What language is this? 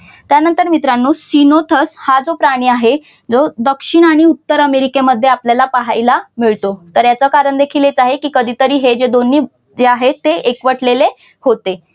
Marathi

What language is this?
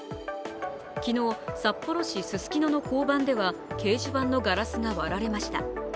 Japanese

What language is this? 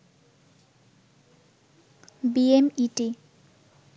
Bangla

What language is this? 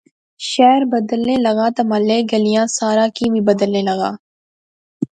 Pahari-Potwari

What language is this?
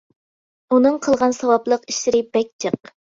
Uyghur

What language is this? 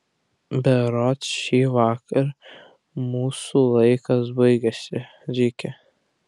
Lithuanian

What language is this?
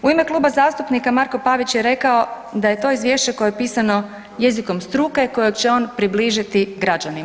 Croatian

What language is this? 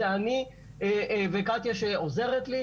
Hebrew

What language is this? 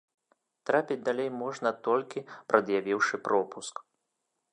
Belarusian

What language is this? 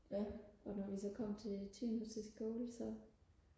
Danish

